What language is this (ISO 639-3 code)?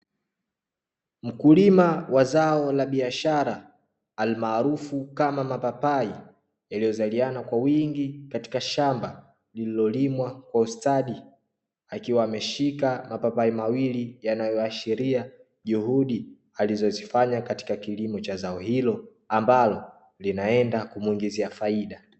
swa